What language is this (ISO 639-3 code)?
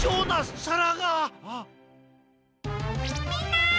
jpn